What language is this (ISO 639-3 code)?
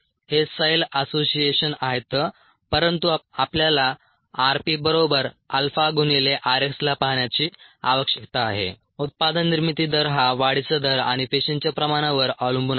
mar